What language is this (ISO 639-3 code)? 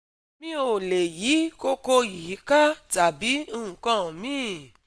yor